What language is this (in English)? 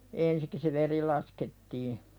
Finnish